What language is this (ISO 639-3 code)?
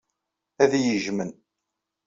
kab